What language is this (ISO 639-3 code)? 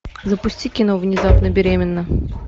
rus